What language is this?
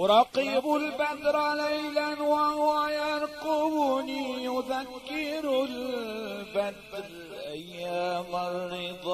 Arabic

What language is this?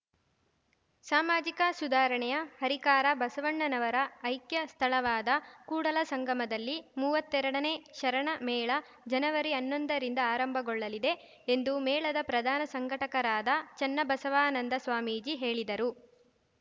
Kannada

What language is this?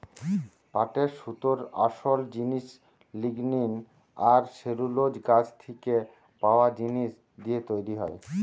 Bangla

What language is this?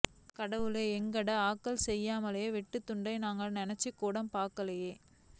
Tamil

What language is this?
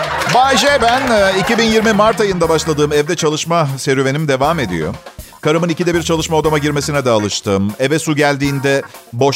Turkish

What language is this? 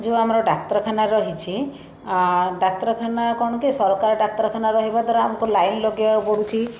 Odia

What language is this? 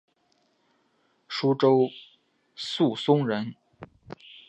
Chinese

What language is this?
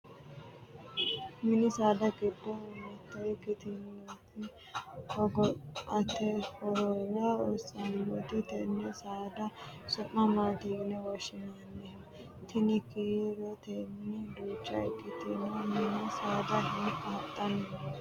Sidamo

